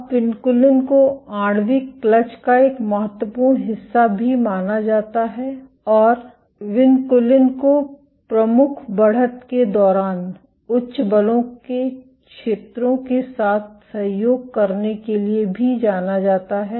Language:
Hindi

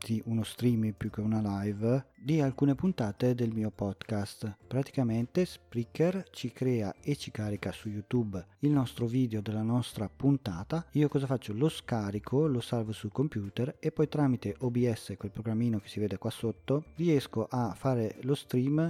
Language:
Italian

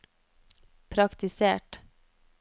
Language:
Norwegian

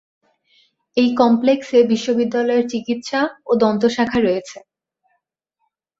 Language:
Bangla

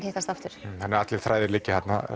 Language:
Icelandic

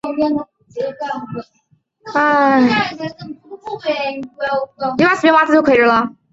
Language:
Chinese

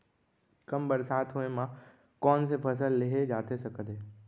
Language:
Chhattisgarhi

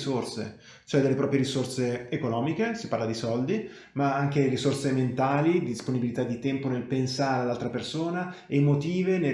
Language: Italian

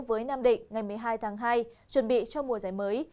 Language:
Vietnamese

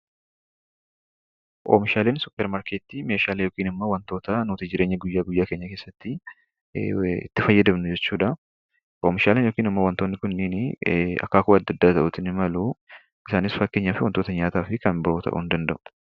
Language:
Oromo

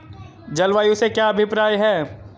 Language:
Hindi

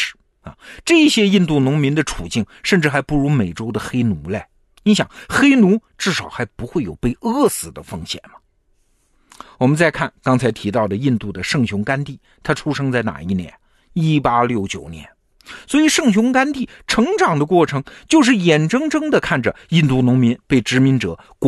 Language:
Chinese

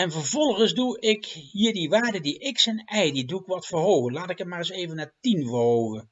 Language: Dutch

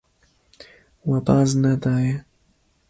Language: Kurdish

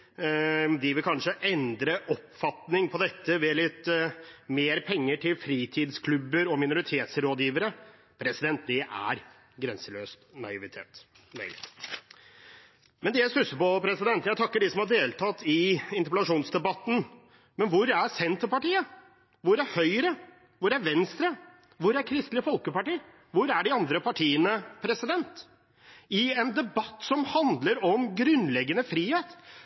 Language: Norwegian Bokmål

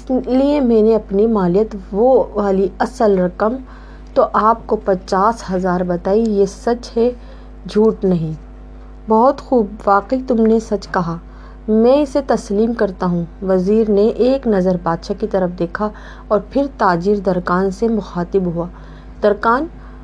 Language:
Urdu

